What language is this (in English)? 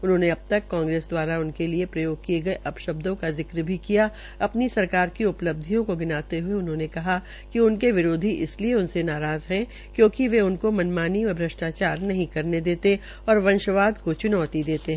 Hindi